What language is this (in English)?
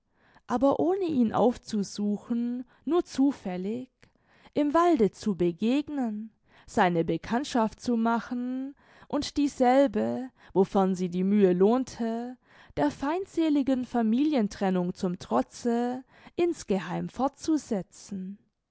German